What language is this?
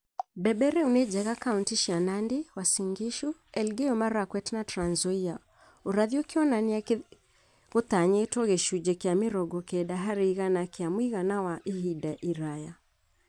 Kikuyu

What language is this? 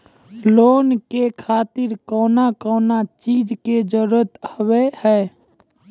Maithili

